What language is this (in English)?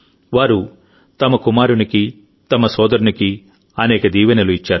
Telugu